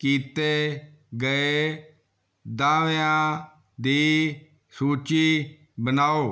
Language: Punjabi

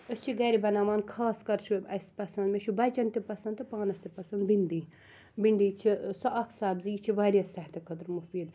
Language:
Kashmiri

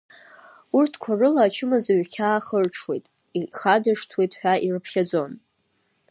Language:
Abkhazian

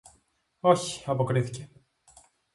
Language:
Greek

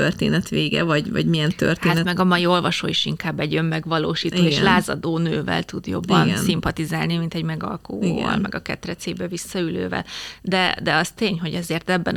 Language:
Hungarian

